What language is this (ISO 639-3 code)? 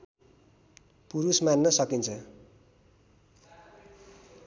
nep